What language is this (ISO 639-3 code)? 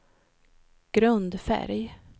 swe